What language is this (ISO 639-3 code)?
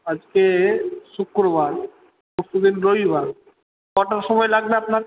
ben